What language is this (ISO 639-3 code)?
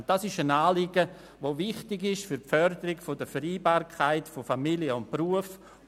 gsw